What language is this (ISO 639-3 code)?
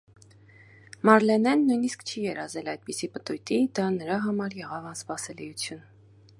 hye